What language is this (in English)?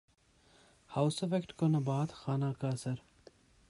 Urdu